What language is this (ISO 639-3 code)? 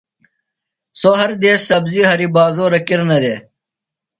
phl